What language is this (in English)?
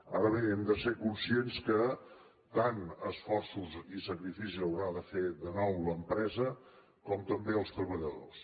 Catalan